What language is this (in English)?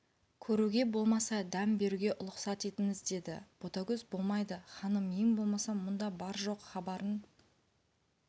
Kazakh